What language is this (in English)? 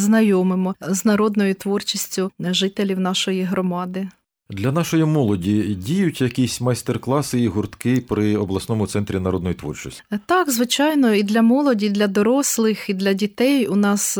Ukrainian